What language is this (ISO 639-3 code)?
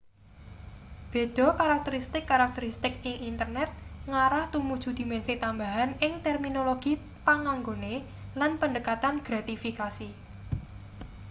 jav